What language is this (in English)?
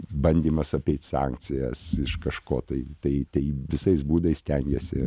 Lithuanian